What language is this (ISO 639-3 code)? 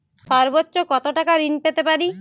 ben